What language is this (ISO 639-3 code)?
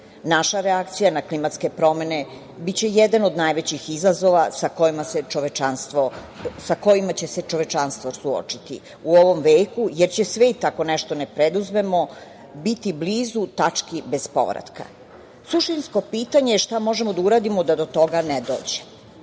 srp